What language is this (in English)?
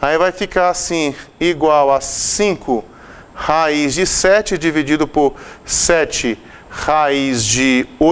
Portuguese